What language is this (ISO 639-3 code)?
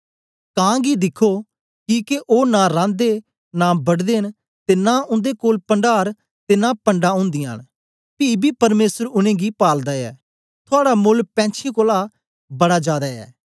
doi